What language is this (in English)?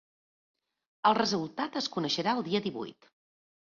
Catalan